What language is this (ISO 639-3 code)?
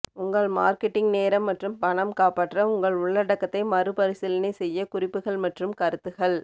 tam